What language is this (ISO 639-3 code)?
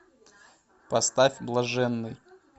rus